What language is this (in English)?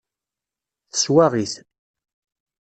Kabyle